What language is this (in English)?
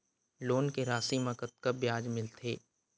Chhattisgarhi